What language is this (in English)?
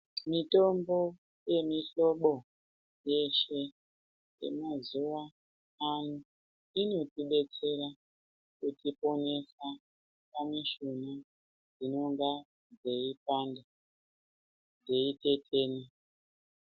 Ndau